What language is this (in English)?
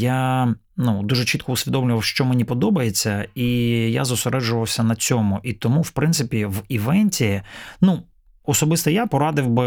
Ukrainian